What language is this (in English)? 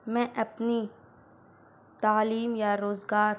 Urdu